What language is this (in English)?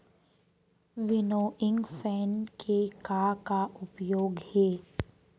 Chhattisgarhi